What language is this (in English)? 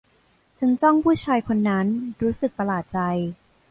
Thai